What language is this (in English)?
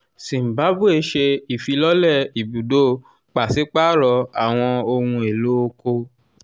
Yoruba